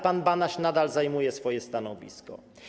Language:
Polish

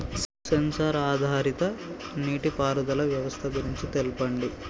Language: Telugu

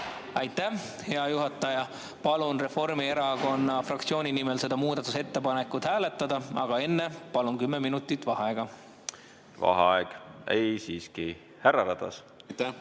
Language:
Estonian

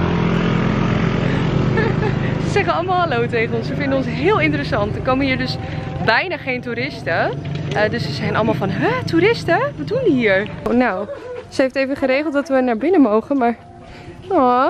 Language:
Dutch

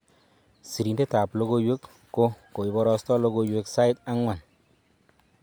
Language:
Kalenjin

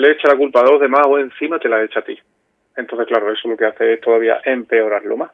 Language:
Spanish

